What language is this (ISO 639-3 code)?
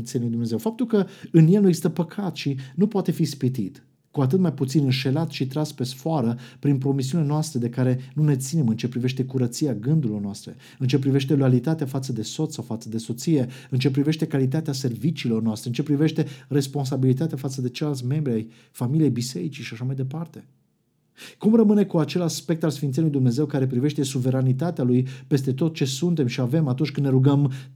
ron